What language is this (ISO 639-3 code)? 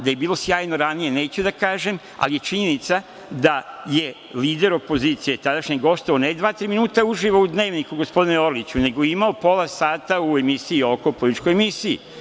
srp